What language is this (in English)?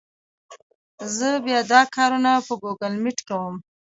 Pashto